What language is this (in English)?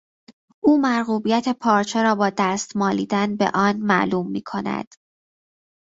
Persian